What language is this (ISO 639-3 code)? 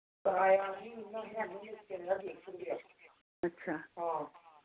doi